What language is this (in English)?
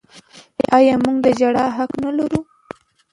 Pashto